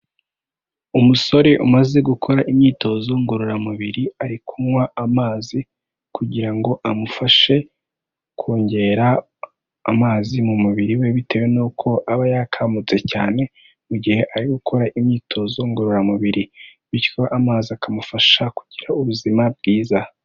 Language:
Kinyarwanda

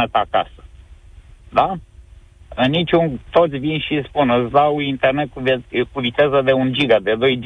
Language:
Romanian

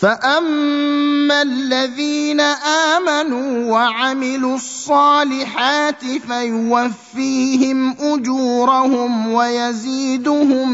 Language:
Arabic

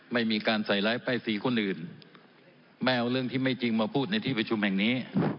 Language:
Thai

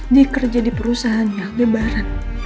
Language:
Indonesian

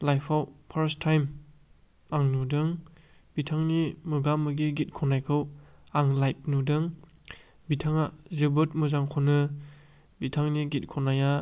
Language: Bodo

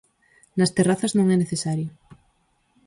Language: Galician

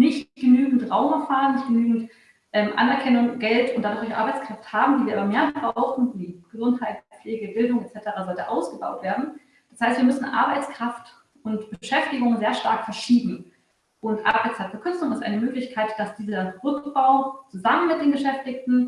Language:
German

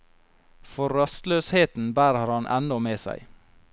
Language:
Norwegian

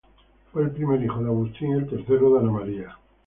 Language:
Spanish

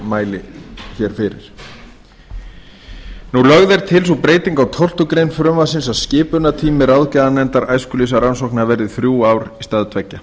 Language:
Icelandic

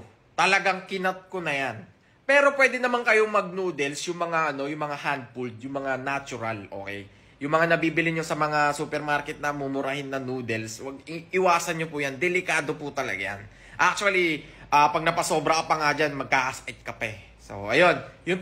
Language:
Filipino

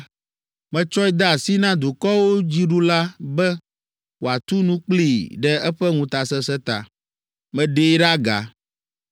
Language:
Ewe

